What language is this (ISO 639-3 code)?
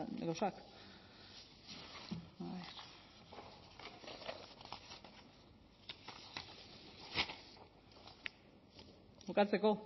eus